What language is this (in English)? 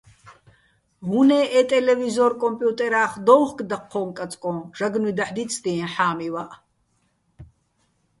Bats